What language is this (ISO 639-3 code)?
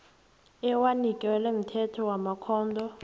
nbl